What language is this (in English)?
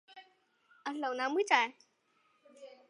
Chinese